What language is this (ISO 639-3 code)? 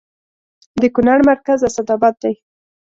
pus